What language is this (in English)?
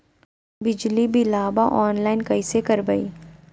Magahi